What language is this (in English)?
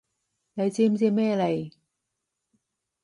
Cantonese